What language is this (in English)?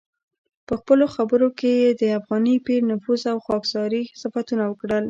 Pashto